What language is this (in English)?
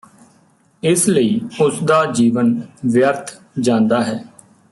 Punjabi